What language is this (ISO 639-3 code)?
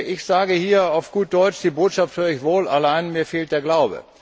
deu